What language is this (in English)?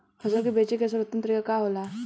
Bhojpuri